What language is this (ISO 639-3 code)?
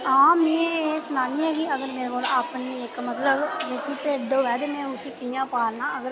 doi